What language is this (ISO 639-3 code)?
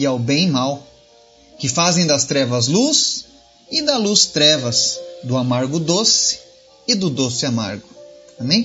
por